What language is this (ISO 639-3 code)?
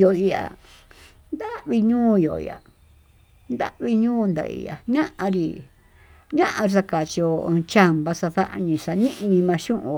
mtu